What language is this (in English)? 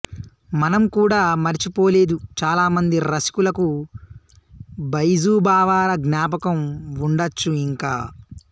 Telugu